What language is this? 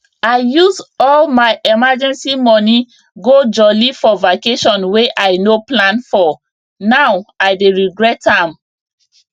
Nigerian Pidgin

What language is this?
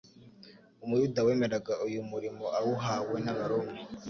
Kinyarwanda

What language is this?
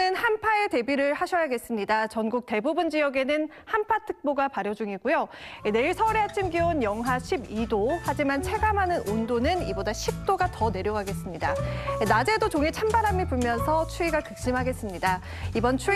Korean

